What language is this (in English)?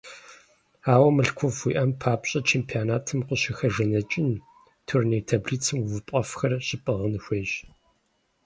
Kabardian